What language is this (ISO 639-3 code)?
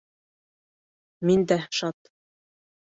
bak